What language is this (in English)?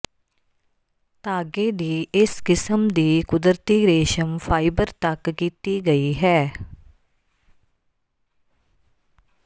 Punjabi